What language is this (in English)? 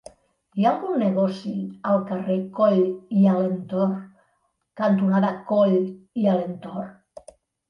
Catalan